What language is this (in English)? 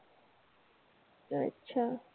Marathi